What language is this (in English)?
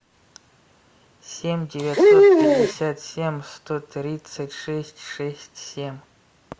Russian